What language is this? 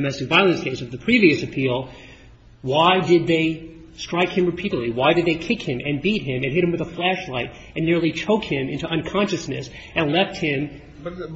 English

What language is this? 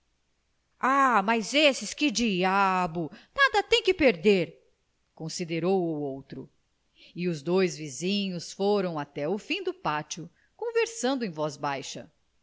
Portuguese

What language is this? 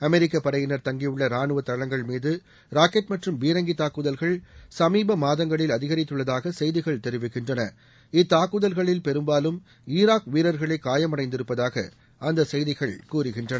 Tamil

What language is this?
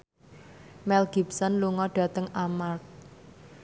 Javanese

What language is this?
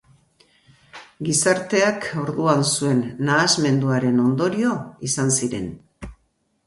Basque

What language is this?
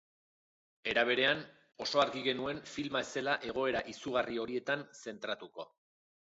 Basque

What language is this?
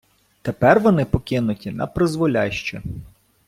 Ukrainian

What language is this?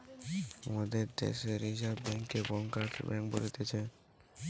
Bangla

